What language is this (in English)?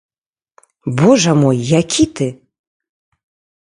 Belarusian